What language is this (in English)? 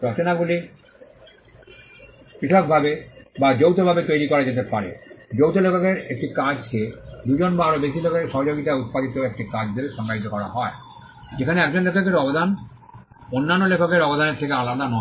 Bangla